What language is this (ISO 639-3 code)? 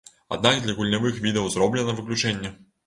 bel